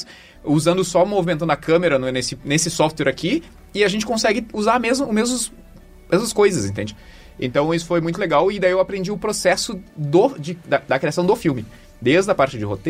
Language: Portuguese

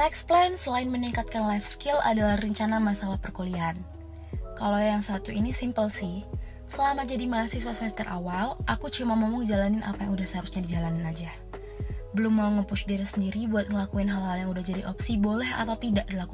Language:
Indonesian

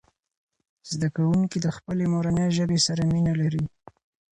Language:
Pashto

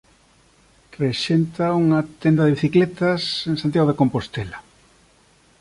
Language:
Galician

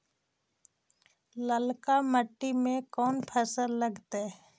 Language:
Magahi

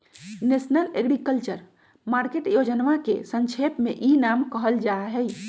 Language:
Magahi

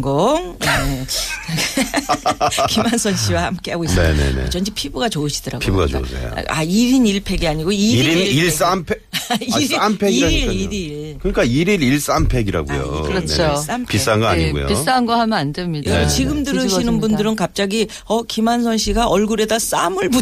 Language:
Korean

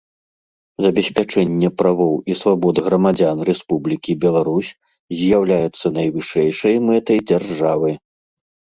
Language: Belarusian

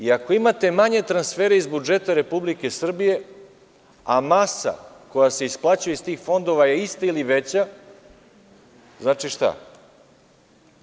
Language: Serbian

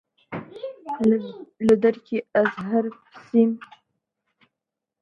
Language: Central Kurdish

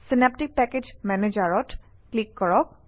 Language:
Assamese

